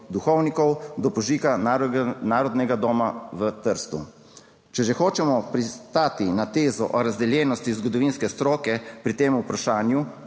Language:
Slovenian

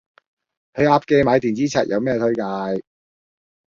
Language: Cantonese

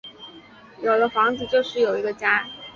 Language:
Chinese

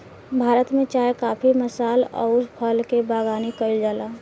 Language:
Bhojpuri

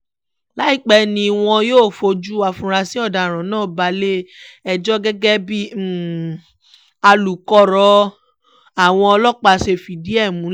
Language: Yoruba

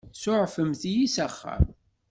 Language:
Kabyle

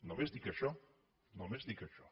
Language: Catalan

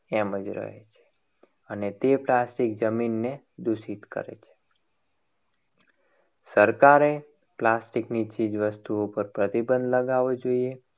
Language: Gujarati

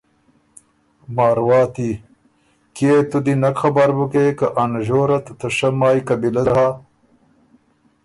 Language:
Ormuri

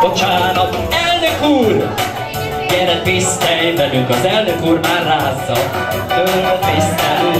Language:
Hungarian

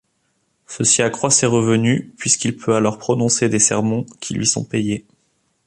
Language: French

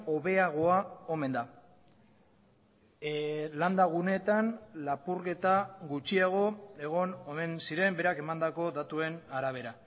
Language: Basque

